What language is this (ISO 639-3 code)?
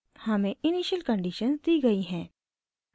hin